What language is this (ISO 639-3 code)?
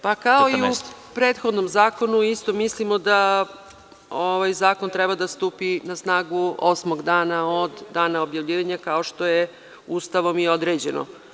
srp